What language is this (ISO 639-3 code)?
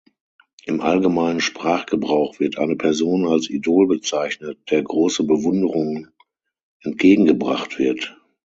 deu